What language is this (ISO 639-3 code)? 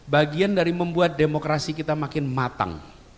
ind